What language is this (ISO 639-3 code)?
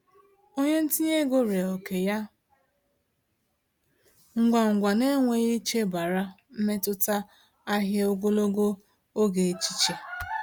ibo